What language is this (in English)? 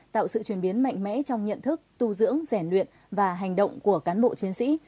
Vietnamese